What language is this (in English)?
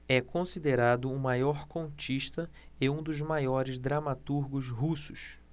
Portuguese